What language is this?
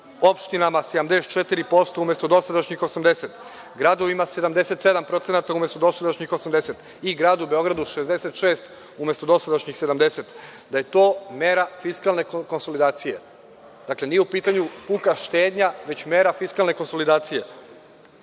Serbian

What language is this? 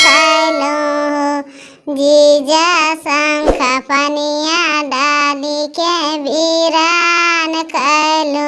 Indonesian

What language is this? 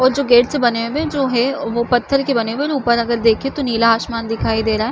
Chhattisgarhi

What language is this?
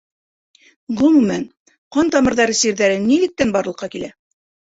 Bashkir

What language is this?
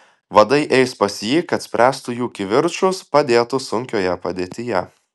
Lithuanian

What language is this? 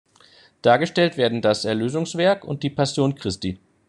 German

